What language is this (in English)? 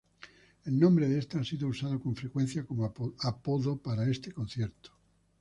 Spanish